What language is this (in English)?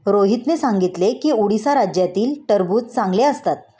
Marathi